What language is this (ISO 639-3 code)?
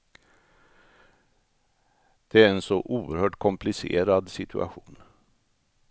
swe